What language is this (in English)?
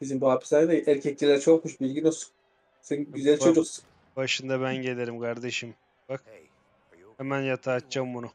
Turkish